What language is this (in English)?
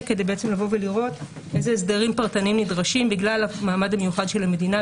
Hebrew